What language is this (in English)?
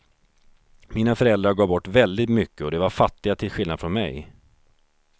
Swedish